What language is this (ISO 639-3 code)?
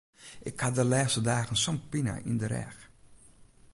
fry